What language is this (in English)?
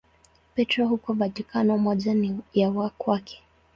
Swahili